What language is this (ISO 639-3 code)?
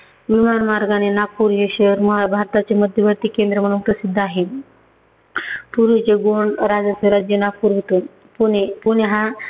mar